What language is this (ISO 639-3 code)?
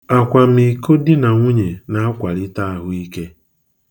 ibo